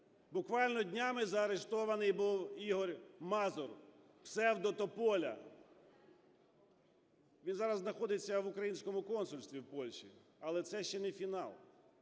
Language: Ukrainian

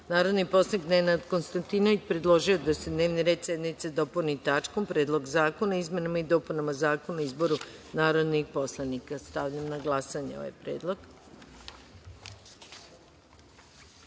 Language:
Serbian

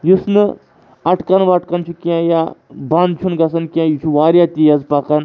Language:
Kashmiri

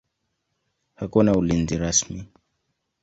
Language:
Swahili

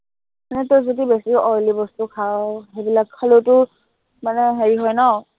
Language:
Assamese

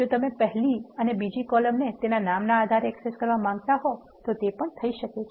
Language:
Gujarati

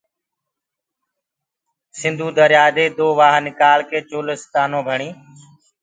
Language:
Gurgula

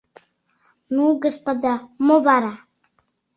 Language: Mari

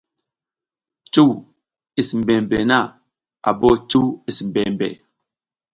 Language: South Giziga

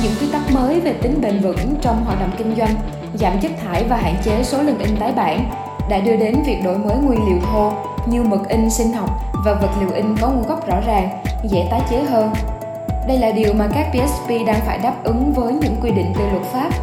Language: Vietnamese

